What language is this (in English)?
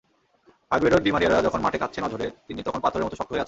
Bangla